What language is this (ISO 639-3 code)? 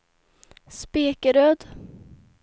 swe